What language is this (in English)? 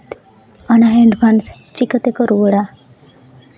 Santali